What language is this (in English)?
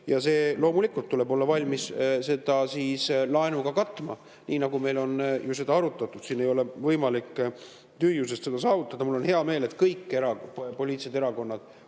Estonian